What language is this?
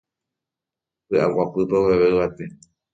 Guarani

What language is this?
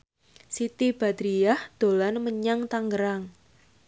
Javanese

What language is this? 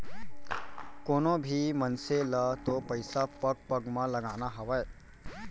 Chhattisgarhi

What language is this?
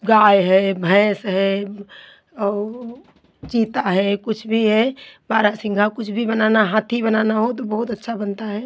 Hindi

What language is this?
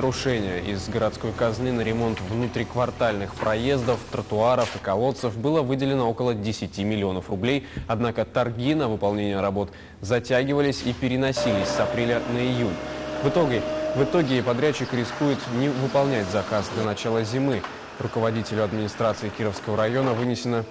Russian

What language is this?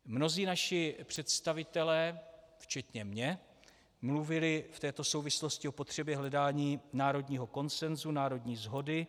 Czech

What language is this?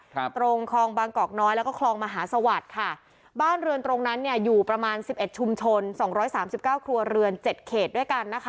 Thai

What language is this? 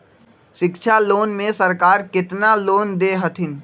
Magahi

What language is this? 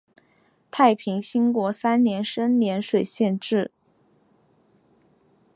Chinese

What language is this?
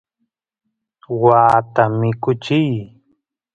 Santiago del Estero Quichua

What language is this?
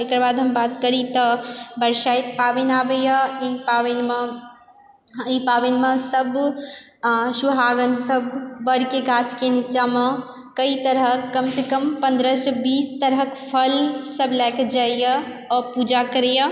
Maithili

